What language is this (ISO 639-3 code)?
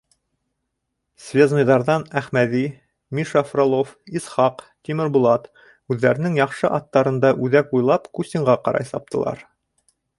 bak